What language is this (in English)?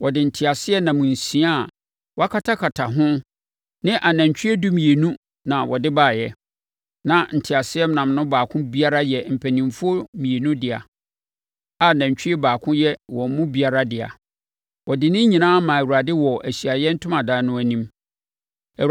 Akan